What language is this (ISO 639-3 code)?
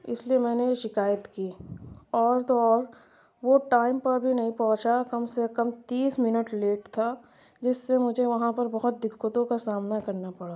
urd